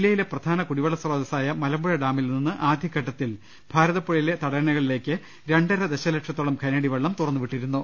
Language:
Malayalam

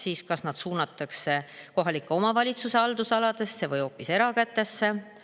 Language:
Estonian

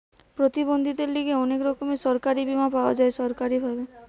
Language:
Bangla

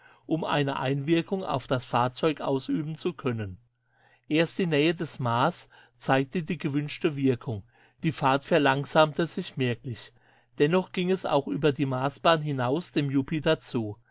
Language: German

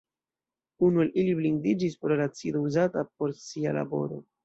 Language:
Esperanto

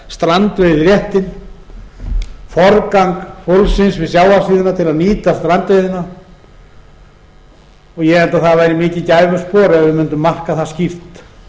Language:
Icelandic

